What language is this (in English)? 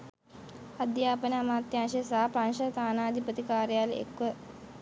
Sinhala